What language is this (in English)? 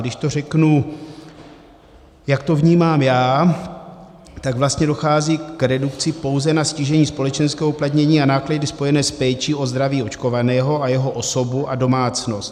Czech